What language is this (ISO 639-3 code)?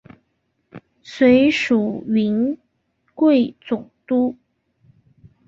zho